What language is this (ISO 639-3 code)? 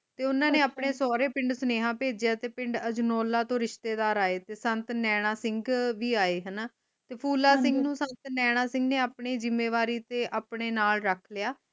pan